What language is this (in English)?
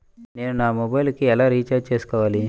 Telugu